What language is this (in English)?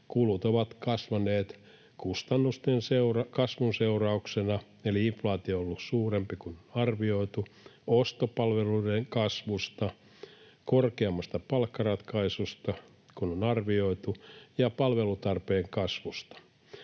Finnish